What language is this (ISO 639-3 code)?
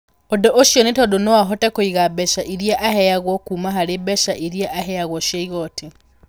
kik